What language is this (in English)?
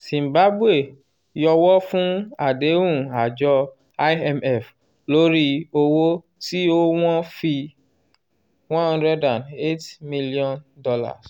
Yoruba